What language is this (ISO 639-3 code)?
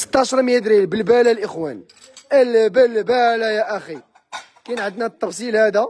ara